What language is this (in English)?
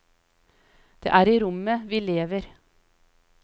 Norwegian